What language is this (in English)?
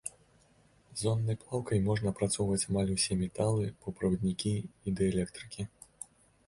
Belarusian